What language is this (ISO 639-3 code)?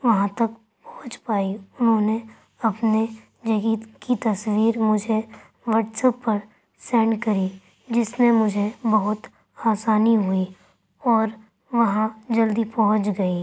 urd